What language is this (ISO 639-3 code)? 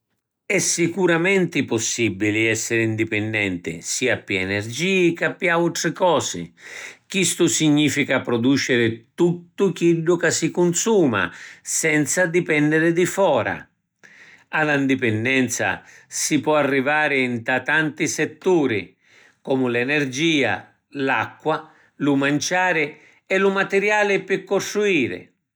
scn